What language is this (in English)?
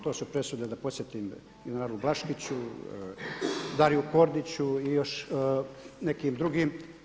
Croatian